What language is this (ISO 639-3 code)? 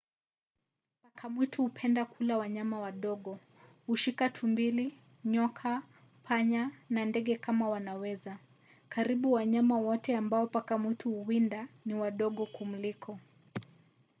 swa